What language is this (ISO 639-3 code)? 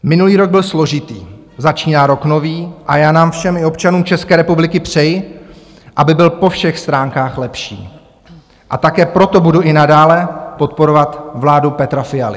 ces